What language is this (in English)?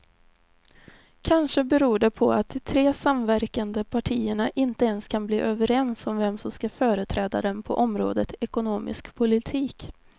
Swedish